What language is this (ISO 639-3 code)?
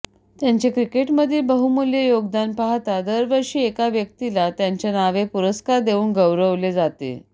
mar